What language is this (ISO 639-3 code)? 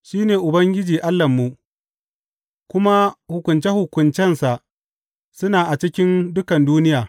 hau